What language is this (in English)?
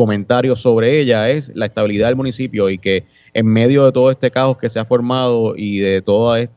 Spanish